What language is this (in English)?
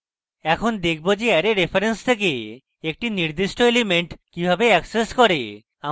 Bangla